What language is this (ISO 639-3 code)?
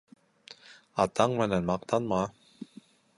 bak